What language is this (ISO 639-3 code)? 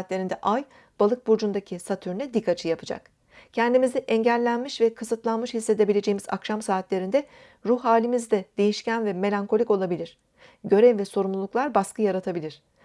tur